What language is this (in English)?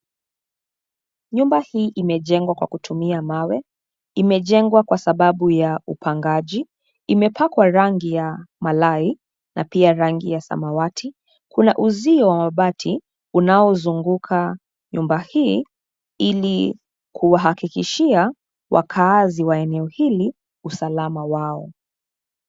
Swahili